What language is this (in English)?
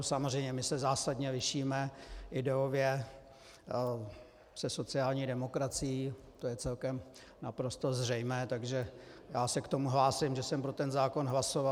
Czech